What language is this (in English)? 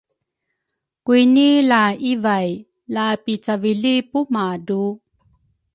Rukai